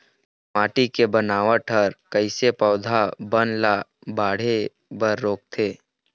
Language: Chhattisgarhi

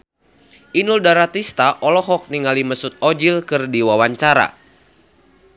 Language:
Sundanese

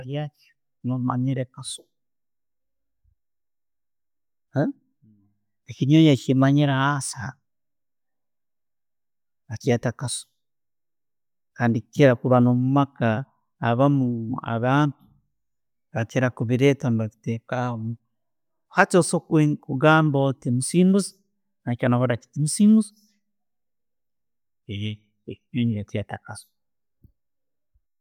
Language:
Tooro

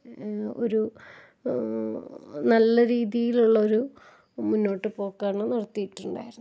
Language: Malayalam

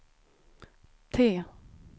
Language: Swedish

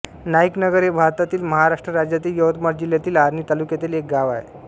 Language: Marathi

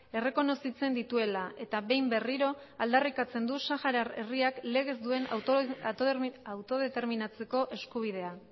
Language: Basque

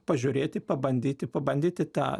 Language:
Lithuanian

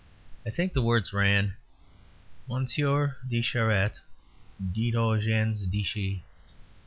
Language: English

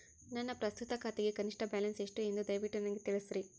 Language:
Kannada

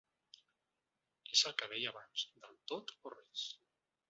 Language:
Catalan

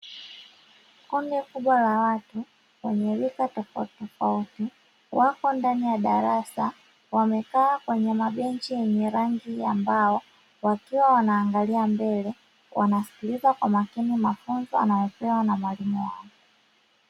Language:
Swahili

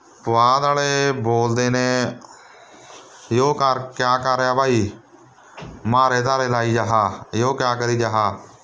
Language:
Punjabi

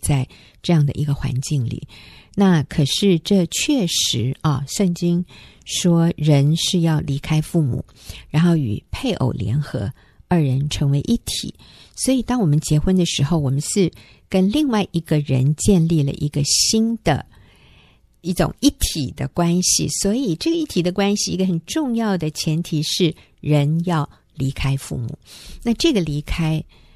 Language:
Chinese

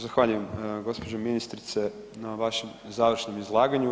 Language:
Croatian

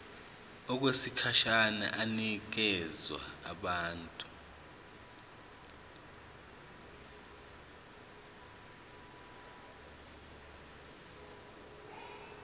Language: Zulu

